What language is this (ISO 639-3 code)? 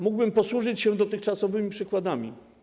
pol